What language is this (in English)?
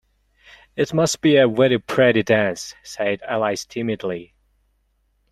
English